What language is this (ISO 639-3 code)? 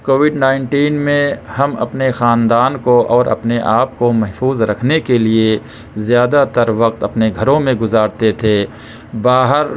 urd